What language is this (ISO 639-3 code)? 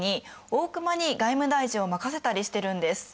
jpn